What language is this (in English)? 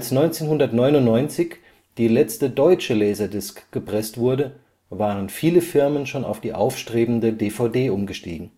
German